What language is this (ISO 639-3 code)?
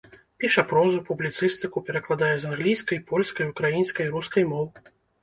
bel